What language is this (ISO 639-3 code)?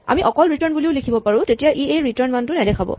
asm